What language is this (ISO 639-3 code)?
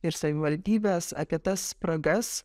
lit